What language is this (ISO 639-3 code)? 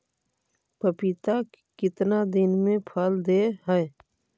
mag